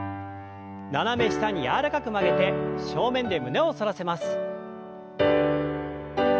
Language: Japanese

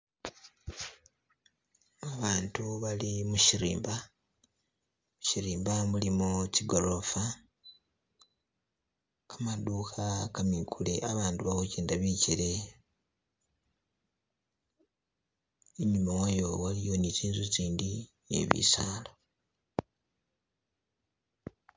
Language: Masaaba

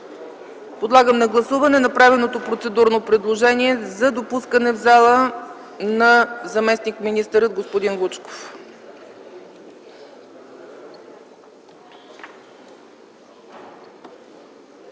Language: Bulgarian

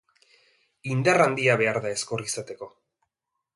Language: Basque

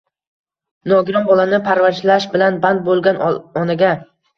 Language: Uzbek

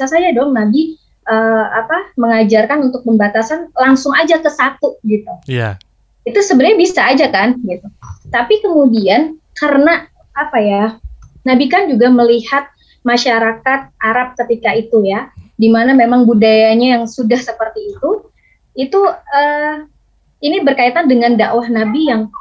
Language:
Indonesian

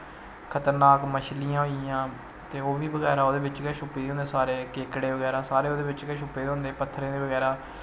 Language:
Dogri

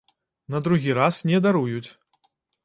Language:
Belarusian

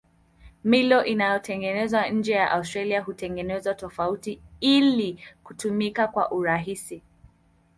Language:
Swahili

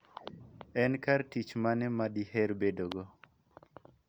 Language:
Luo (Kenya and Tanzania)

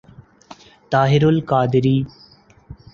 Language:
Urdu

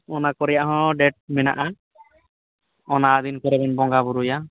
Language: Santali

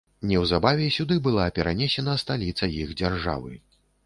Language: Belarusian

